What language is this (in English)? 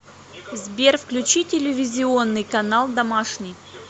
Russian